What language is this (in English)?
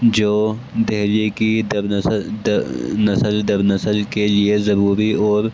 Urdu